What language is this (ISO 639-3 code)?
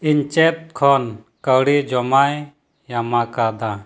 sat